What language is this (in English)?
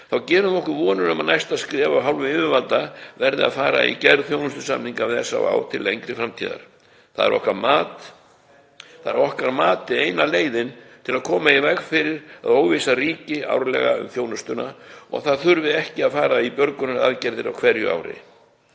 Icelandic